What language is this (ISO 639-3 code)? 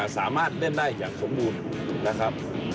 tha